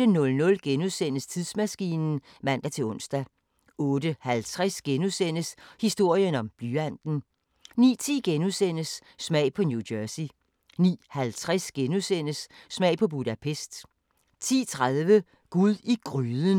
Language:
Danish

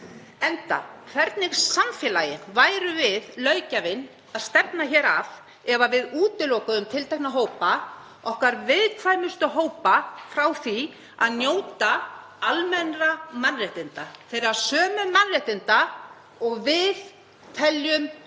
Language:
Icelandic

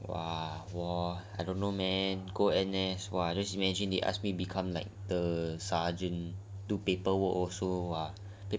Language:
English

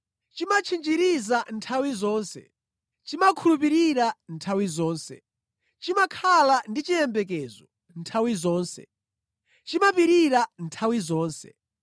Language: Nyanja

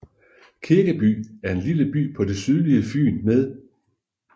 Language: Danish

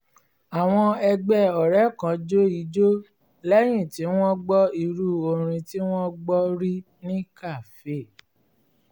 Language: Yoruba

